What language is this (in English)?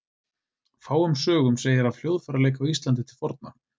Icelandic